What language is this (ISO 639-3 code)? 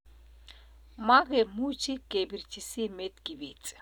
kln